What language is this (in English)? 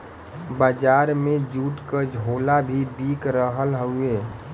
Bhojpuri